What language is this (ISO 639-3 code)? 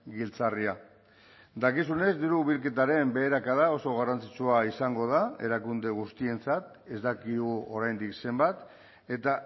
eus